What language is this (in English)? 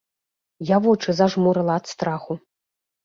Belarusian